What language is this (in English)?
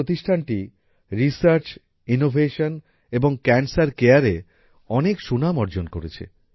Bangla